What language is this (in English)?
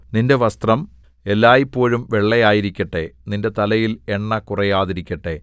Malayalam